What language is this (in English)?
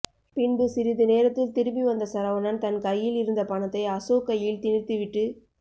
Tamil